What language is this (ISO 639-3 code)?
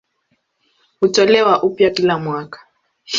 swa